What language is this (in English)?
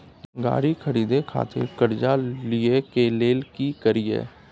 Maithili